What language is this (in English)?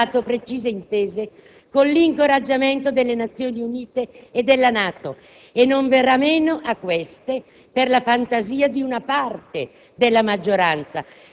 Italian